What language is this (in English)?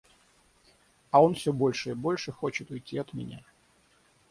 Russian